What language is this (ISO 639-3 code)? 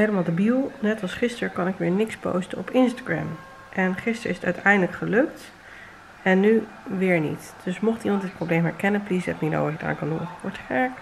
nld